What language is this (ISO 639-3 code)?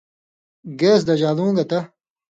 mvy